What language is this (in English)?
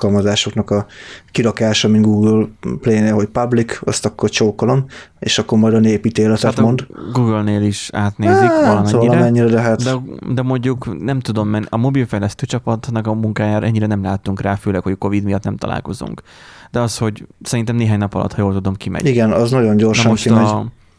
Hungarian